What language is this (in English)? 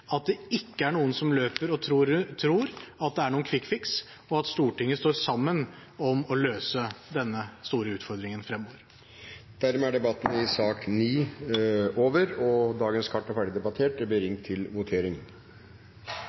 Norwegian